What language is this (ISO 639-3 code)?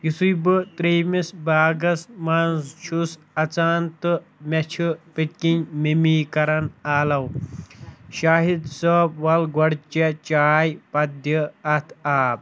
kas